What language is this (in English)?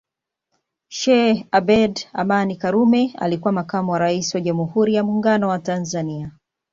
Swahili